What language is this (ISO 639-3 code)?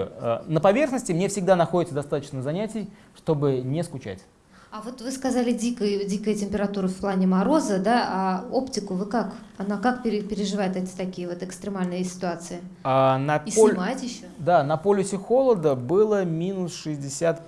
rus